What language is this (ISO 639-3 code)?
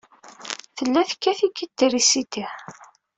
kab